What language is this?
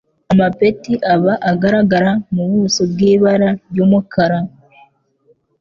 Kinyarwanda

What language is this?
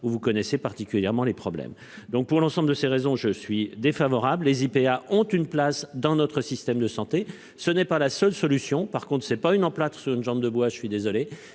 French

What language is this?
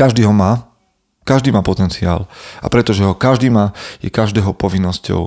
Slovak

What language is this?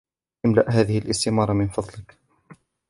Arabic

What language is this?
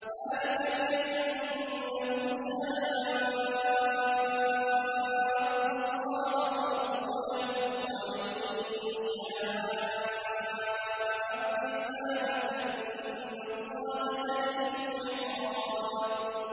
Arabic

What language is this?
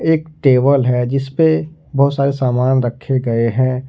Hindi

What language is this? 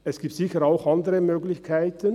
Swiss German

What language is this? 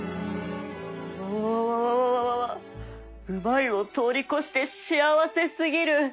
Japanese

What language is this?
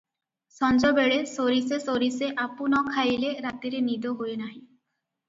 Odia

